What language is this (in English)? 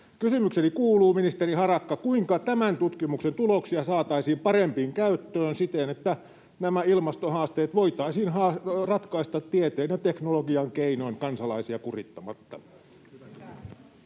Finnish